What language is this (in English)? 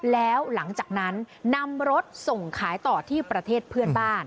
Thai